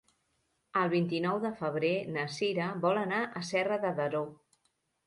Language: Catalan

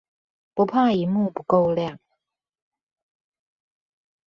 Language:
Chinese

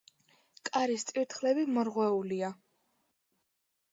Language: Georgian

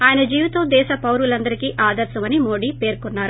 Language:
Telugu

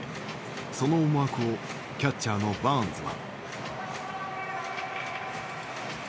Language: Japanese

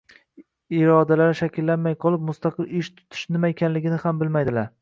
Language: Uzbek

